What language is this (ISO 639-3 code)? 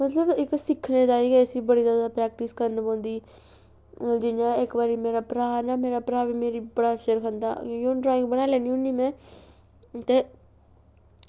doi